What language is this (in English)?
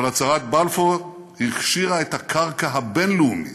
Hebrew